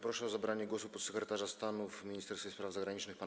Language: Polish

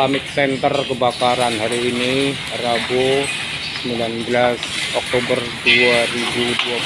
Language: Indonesian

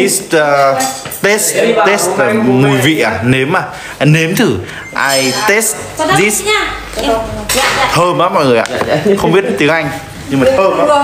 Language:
Vietnamese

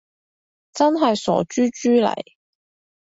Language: Cantonese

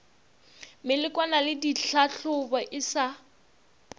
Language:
Northern Sotho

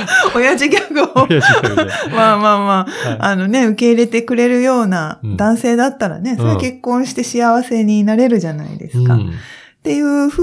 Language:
Japanese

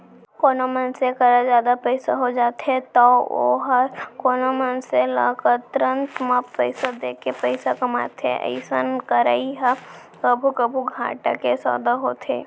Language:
Chhattisgarhi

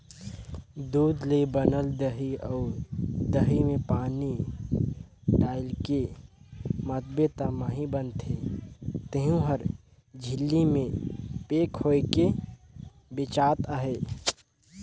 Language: Chhattisgarhi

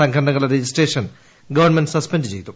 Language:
Malayalam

